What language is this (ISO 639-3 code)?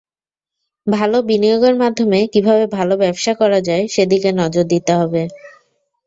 ben